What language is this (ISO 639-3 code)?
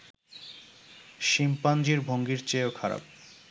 ben